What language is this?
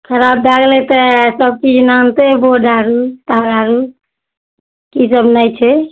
Maithili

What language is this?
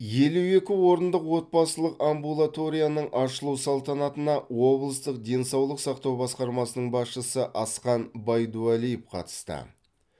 Kazakh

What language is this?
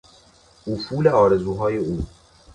Persian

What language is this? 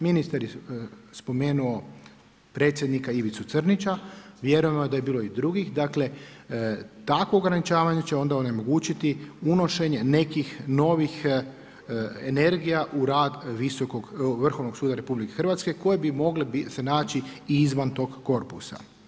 Croatian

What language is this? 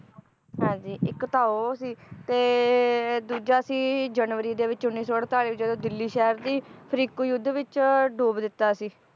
Punjabi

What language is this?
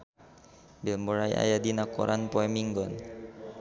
Sundanese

